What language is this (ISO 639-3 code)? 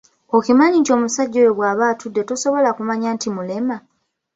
lug